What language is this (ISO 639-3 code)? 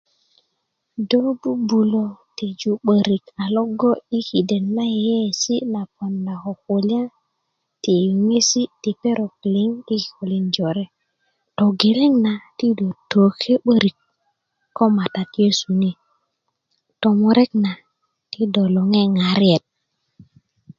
ukv